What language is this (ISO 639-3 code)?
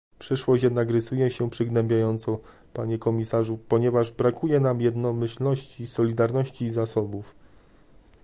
pol